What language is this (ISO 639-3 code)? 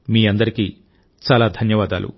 tel